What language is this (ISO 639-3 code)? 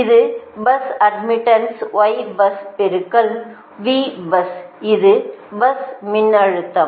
tam